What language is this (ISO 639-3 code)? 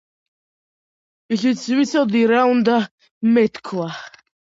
kat